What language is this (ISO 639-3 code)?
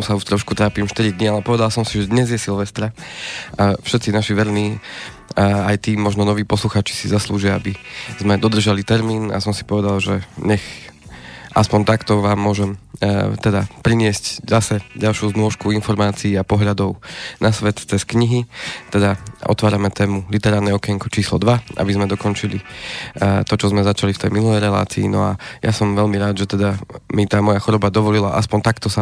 slk